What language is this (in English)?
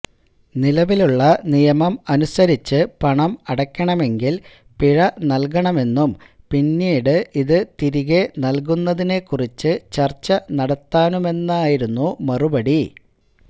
Malayalam